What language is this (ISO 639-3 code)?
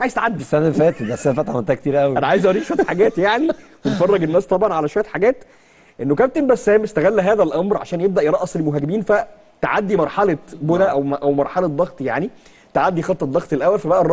ara